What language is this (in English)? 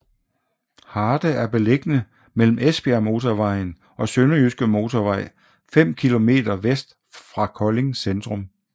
Danish